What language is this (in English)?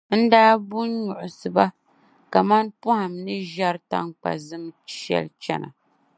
Dagbani